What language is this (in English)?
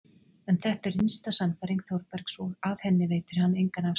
Icelandic